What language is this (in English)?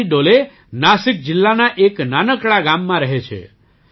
Gujarati